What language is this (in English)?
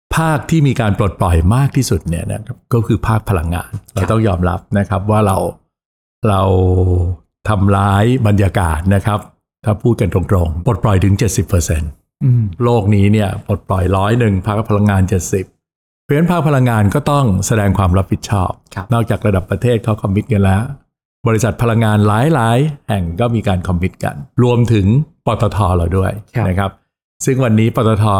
Thai